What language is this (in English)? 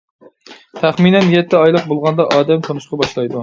Uyghur